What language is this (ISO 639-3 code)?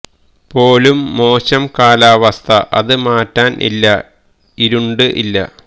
mal